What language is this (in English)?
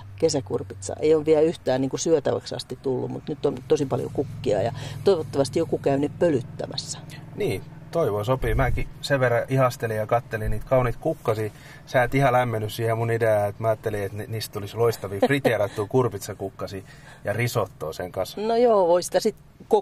Finnish